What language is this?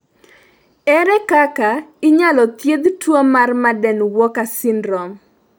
Luo (Kenya and Tanzania)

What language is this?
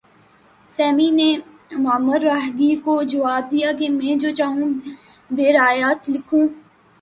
Urdu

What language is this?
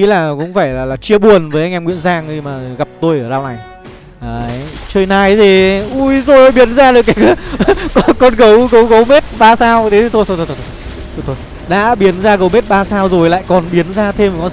Vietnamese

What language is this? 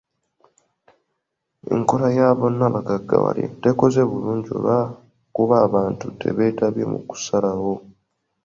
Ganda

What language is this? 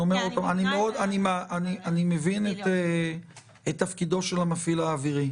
Hebrew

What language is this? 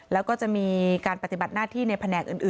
Thai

